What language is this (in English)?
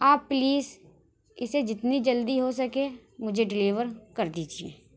Urdu